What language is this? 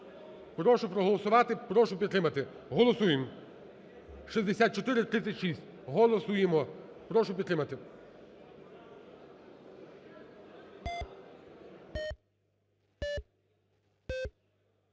Ukrainian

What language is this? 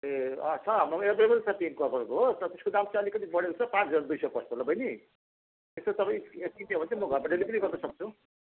Nepali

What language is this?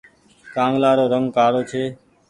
Goaria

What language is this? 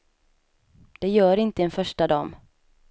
Swedish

